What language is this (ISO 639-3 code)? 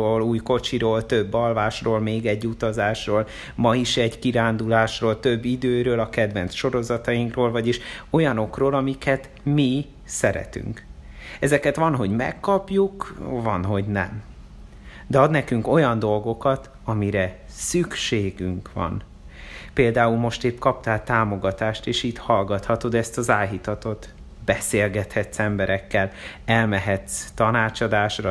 hun